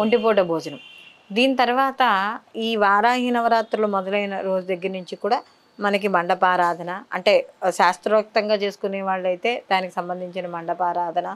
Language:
Telugu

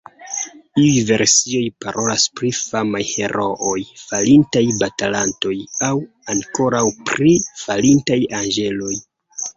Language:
Esperanto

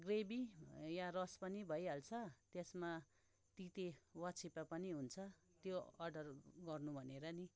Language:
Nepali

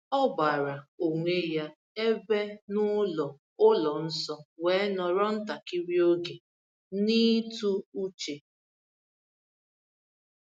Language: Igbo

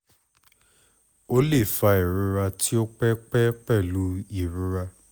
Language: Yoruba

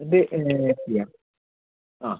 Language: Malayalam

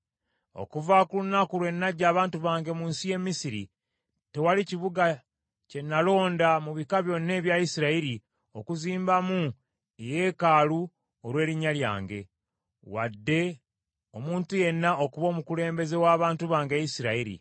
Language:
Ganda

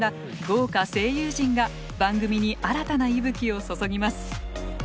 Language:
Japanese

